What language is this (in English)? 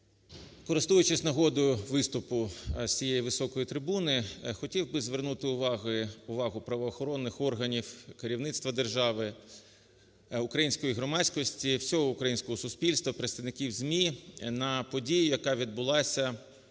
Ukrainian